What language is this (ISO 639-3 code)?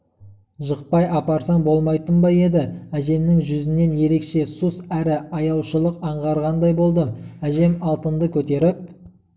kaz